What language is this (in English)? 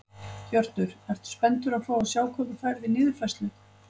Icelandic